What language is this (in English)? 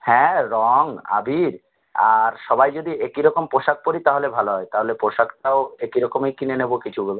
Bangla